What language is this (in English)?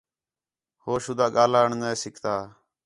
Khetrani